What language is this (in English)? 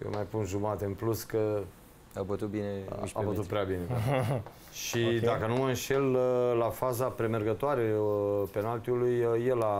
Romanian